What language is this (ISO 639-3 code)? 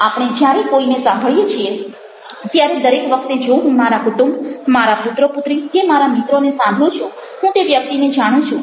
guj